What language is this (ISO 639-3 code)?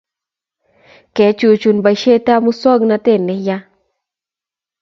kln